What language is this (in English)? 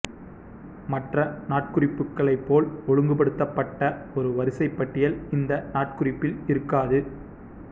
Tamil